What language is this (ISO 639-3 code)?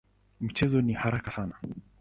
swa